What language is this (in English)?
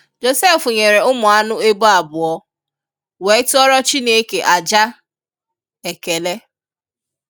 Igbo